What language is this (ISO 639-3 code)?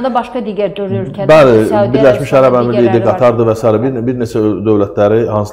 tur